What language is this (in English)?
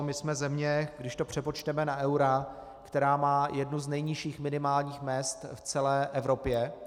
Czech